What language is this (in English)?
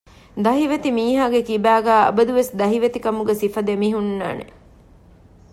Divehi